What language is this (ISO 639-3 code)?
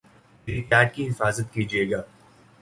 urd